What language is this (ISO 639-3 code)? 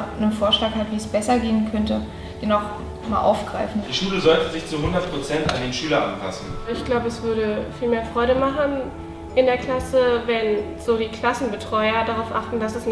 deu